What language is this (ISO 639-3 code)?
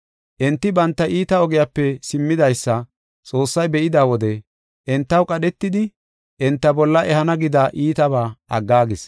gof